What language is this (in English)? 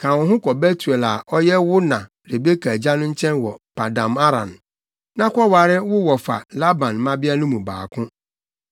Akan